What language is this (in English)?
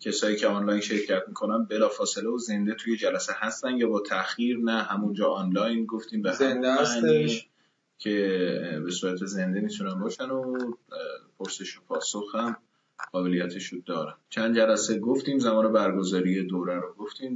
Persian